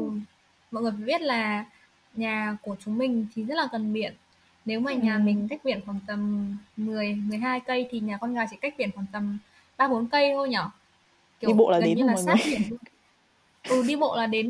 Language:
Vietnamese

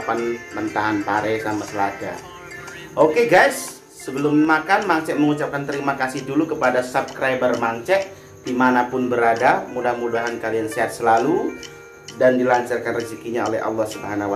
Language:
Indonesian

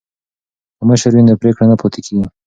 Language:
Pashto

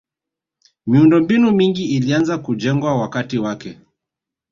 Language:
Swahili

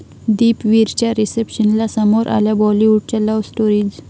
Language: Marathi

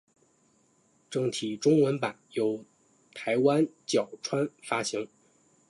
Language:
Chinese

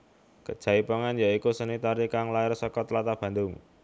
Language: Javanese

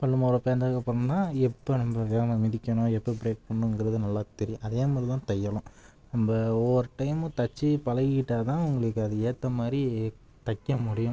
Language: Tamil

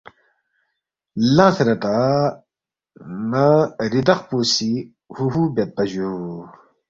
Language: Balti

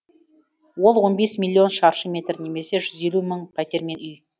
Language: Kazakh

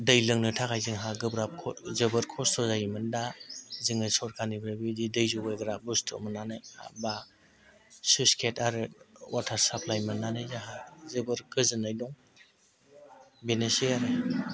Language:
Bodo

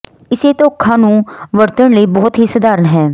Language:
Punjabi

